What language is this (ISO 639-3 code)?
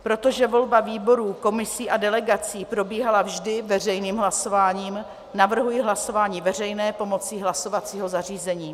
ces